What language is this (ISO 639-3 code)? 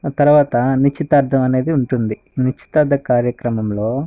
tel